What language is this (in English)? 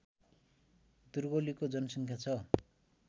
Nepali